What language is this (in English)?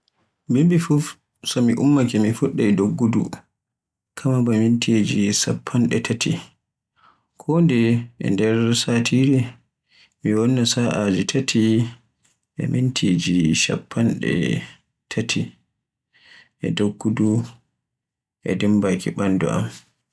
Borgu Fulfulde